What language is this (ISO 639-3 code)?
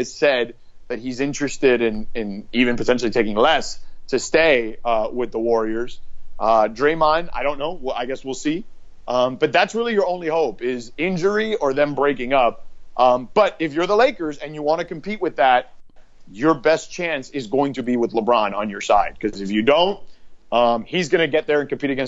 eng